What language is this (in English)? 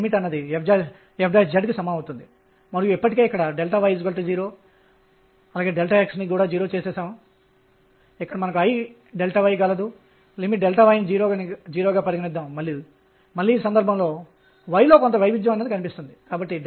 Telugu